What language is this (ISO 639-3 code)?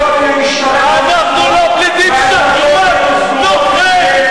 heb